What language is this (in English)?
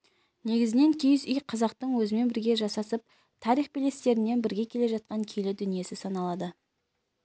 Kazakh